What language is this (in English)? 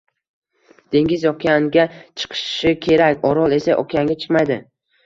Uzbek